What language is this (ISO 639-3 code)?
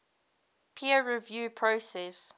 eng